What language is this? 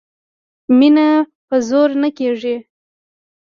Pashto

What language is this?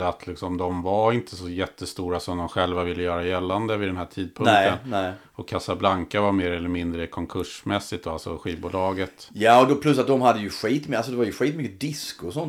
Swedish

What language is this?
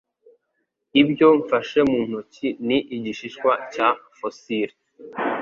Kinyarwanda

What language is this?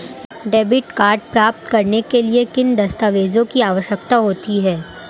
Hindi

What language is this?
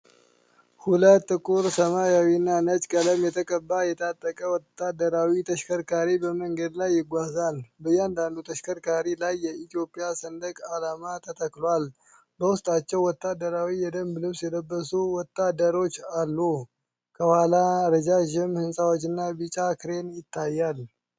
Amharic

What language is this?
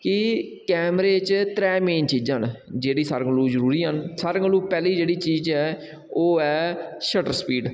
Dogri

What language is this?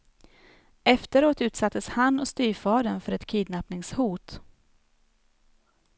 Swedish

